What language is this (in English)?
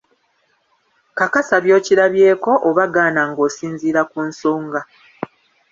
Ganda